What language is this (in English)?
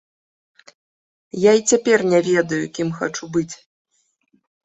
Belarusian